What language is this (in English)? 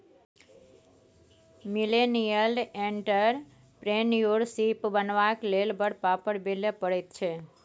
Maithili